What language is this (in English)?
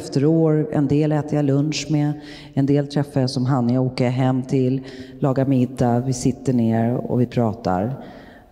Swedish